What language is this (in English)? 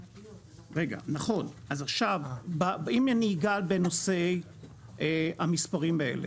Hebrew